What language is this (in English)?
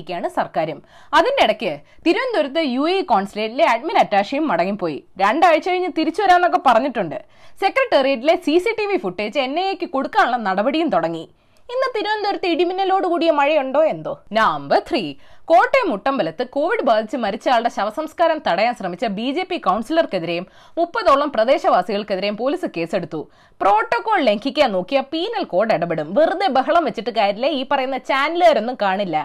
Malayalam